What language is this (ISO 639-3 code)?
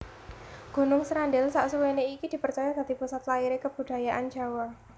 jav